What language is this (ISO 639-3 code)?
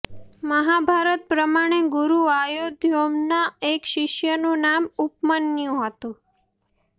guj